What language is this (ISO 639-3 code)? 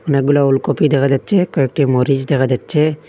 ben